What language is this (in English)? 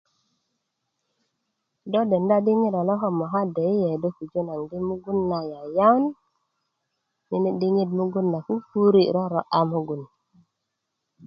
Kuku